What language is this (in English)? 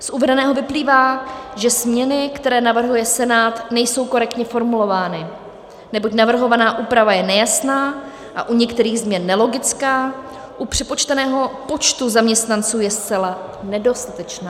Czech